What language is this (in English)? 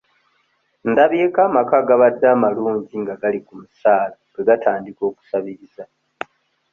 Ganda